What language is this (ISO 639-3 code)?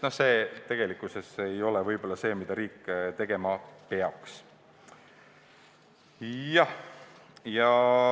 est